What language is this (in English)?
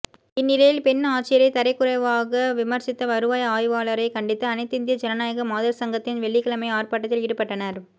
Tamil